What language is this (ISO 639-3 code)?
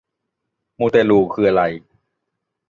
tha